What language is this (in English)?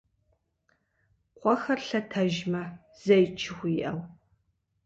Kabardian